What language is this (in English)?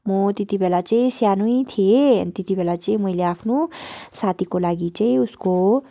Nepali